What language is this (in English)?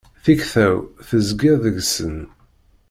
Kabyle